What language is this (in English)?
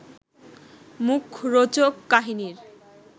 Bangla